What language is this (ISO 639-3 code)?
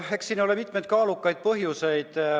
est